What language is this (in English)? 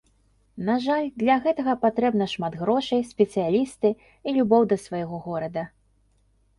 Belarusian